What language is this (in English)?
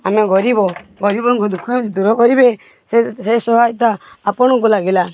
Odia